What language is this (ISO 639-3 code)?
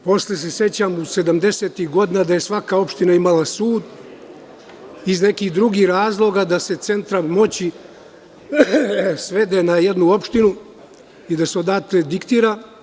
srp